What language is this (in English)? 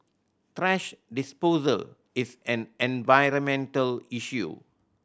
English